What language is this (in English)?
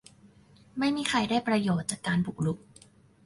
Thai